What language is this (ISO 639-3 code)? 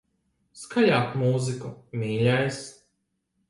lav